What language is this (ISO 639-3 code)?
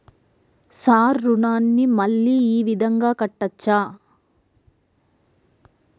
tel